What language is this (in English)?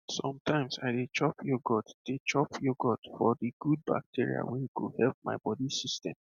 Nigerian Pidgin